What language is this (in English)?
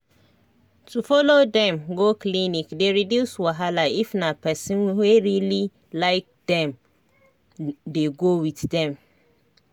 Nigerian Pidgin